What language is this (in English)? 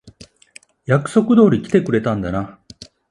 Japanese